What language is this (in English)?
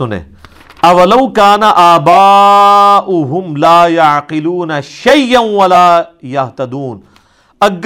Urdu